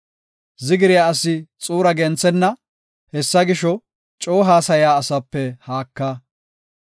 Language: Gofa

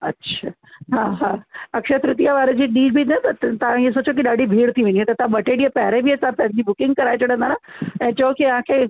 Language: Sindhi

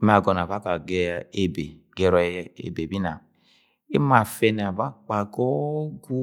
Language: Agwagwune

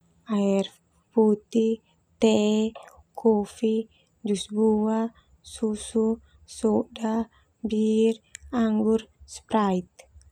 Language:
Termanu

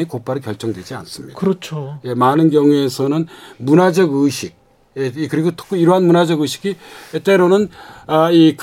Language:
Korean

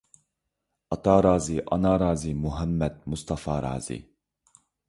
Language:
Uyghur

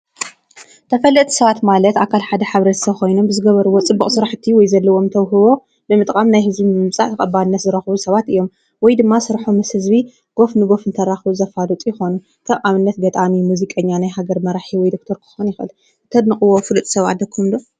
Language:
Tigrinya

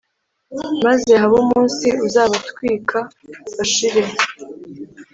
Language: Kinyarwanda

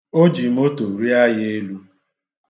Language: Igbo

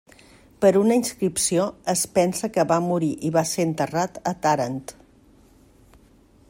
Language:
Catalan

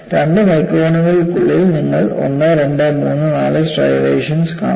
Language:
Malayalam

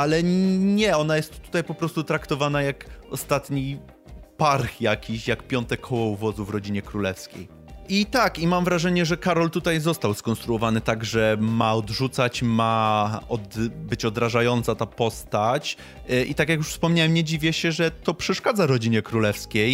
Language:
Polish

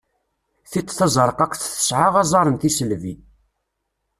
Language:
Kabyle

